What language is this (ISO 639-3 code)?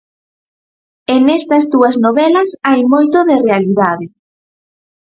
glg